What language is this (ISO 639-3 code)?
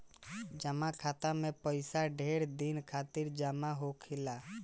bho